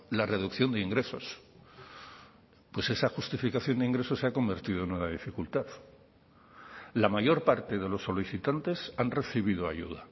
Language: Spanish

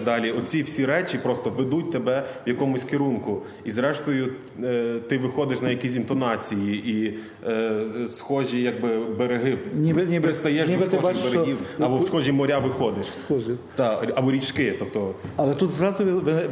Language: Ukrainian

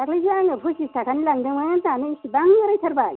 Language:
Bodo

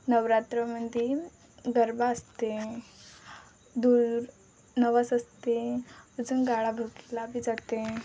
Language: Marathi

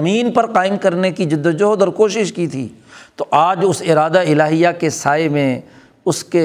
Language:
Urdu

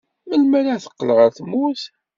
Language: Kabyle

